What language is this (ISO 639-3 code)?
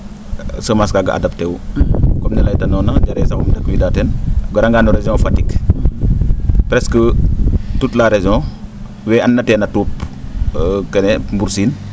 srr